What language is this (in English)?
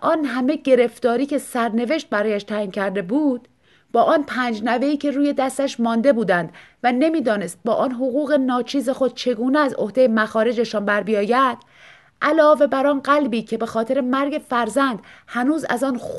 Persian